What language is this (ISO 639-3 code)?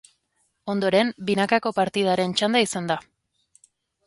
eus